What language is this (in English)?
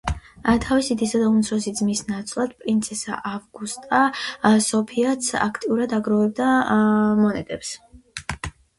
Georgian